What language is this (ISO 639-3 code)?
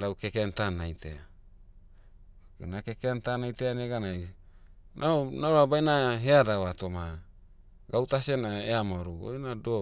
meu